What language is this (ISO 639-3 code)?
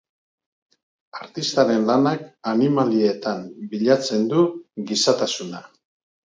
eus